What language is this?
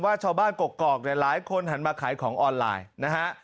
Thai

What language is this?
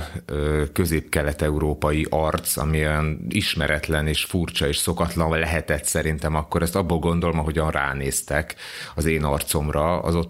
Hungarian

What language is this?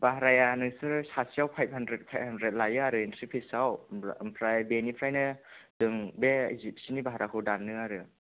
Bodo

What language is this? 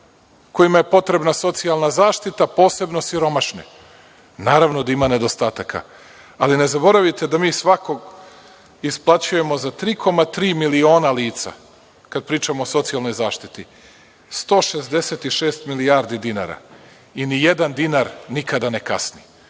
Serbian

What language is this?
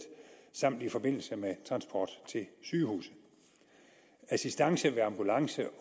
Danish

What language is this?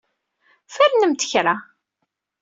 Kabyle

